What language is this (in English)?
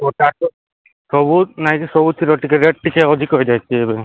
Odia